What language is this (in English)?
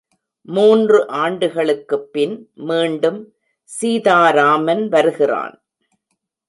Tamil